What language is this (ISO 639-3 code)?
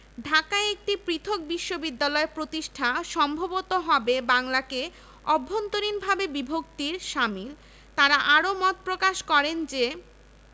ben